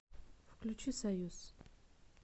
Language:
Russian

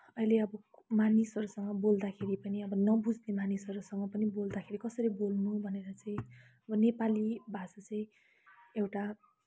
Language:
Nepali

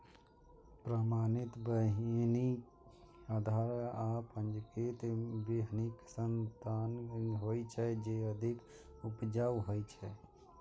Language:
Maithili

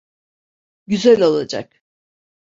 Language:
Turkish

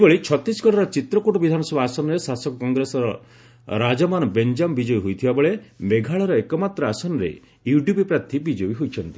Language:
Odia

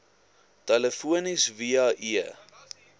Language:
Afrikaans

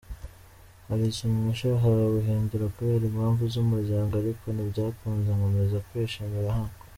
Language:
Kinyarwanda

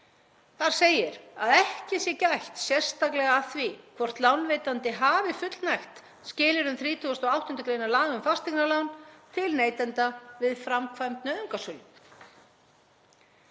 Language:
Icelandic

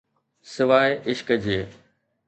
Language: Sindhi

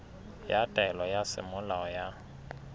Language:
Southern Sotho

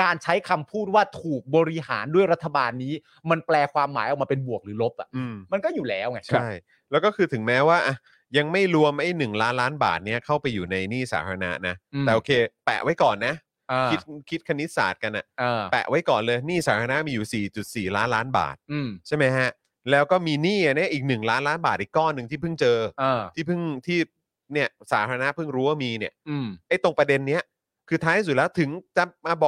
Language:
Thai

